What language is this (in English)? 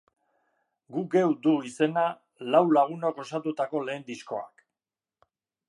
Basque